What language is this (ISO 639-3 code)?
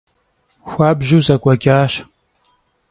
kbd